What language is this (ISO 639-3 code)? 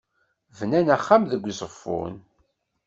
kab